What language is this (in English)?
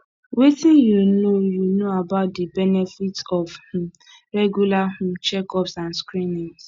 Nigerian Pidgin